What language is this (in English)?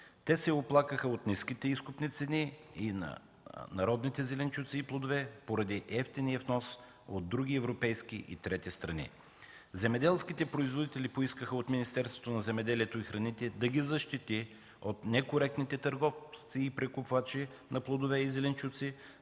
Bulgarian